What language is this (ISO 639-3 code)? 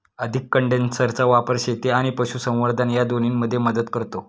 mar